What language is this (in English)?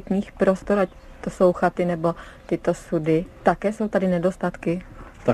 Czech